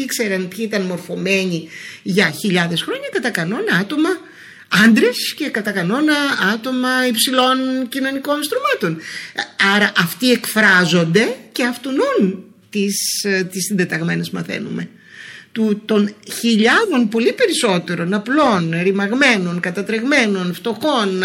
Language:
Greek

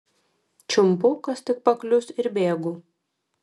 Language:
Lithuanian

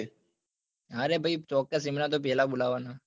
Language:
Gujarati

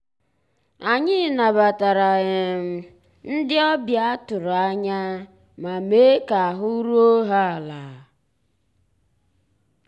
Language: Igbo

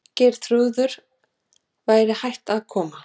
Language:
Icelandic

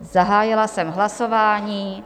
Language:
Czech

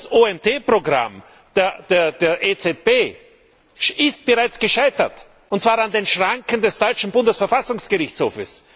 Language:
German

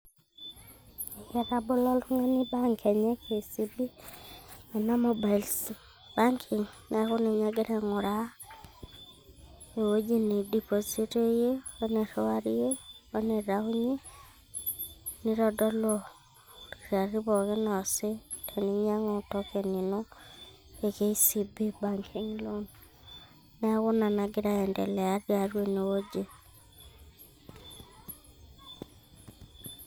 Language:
Masai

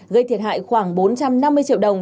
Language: Vietnamese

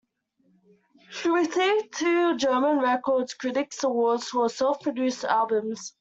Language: English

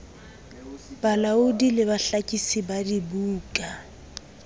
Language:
Southern Sotho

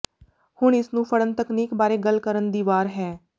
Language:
Punjabi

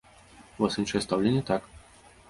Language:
Belarusian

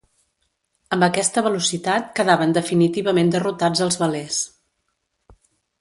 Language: Catalan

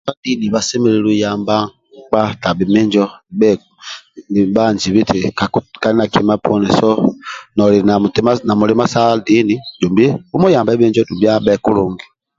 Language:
Amba (Uganda)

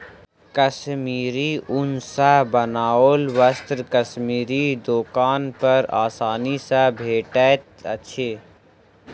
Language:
Maithili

